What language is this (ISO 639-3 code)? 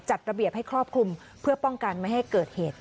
tha